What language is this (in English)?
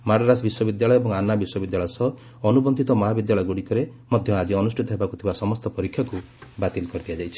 Odia